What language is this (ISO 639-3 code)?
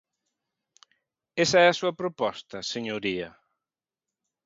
glg